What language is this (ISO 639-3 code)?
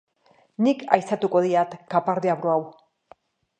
eus